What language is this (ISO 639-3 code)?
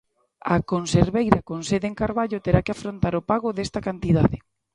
glg